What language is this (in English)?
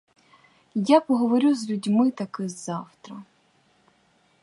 Ukrainian